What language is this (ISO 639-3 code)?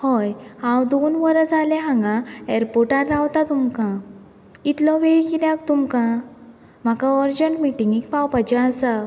kok